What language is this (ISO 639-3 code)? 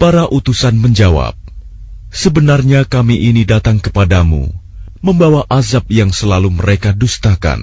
ara